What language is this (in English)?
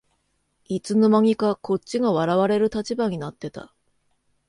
Japanese